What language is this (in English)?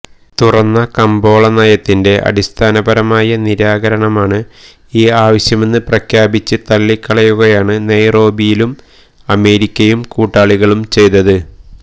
Malayalam